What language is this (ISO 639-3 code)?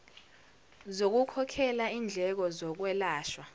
zul